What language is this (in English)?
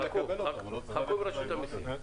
Hebrew